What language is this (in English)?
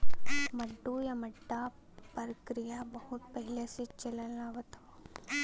Bhojpuri